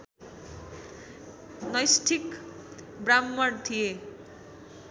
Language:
Nepali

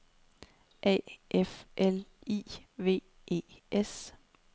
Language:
Danish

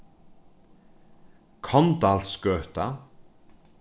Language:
Faroese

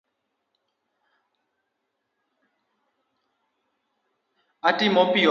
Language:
Luo (Kenya and Tanzania)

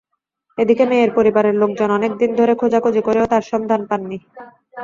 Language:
Bangla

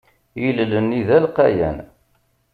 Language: Kabyle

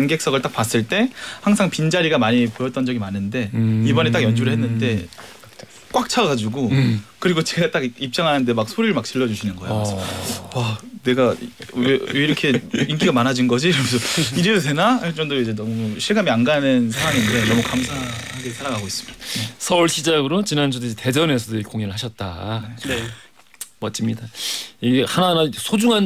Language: Korean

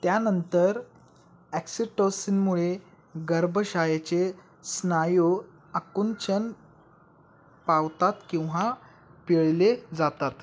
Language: Marathi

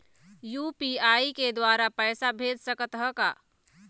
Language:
Chhattisgarhi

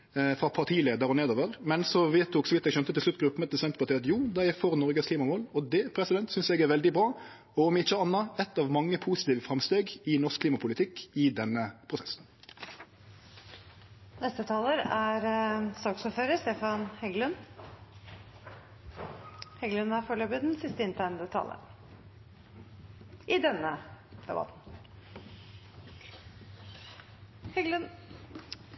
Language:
Norwegian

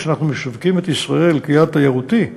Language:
Hebrew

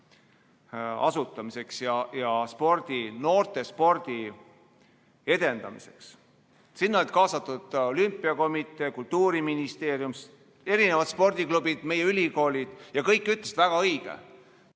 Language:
Estonian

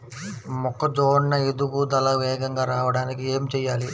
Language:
Telugu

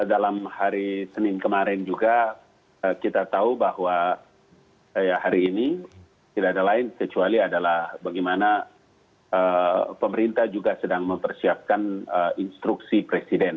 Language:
Indonesian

